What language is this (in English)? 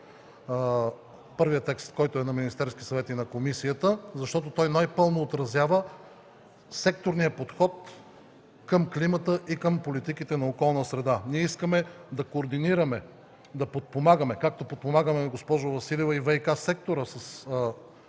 Bulgarian